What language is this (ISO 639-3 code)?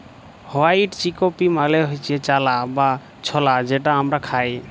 ben